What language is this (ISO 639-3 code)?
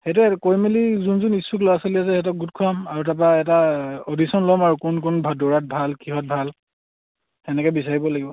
asm